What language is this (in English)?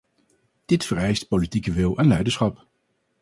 Dutch